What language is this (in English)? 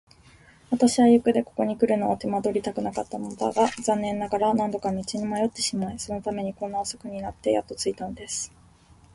Japanese